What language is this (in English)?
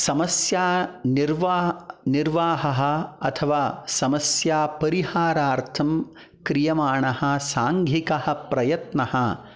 Sanskrit